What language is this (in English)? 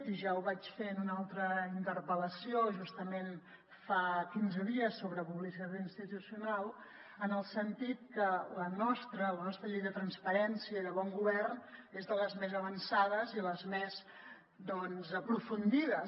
Catalan